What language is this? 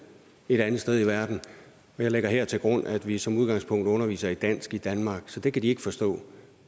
Danish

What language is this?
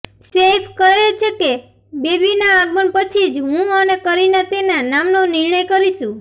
Gujarati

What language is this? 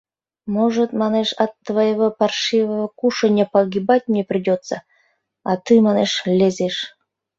Mari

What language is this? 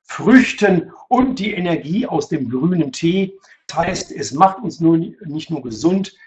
German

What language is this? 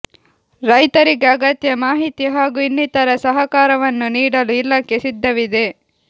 Kannada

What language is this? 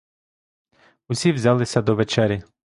Ukrainian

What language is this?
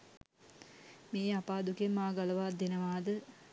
Sinhala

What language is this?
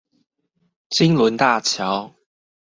Chinese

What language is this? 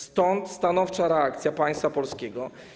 Polish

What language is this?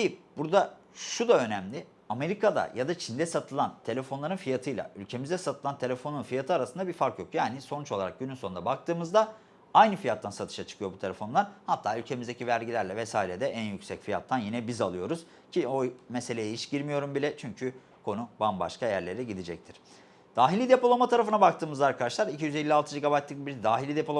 Turkish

